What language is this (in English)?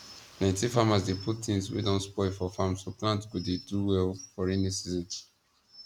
Nigerian Pidgin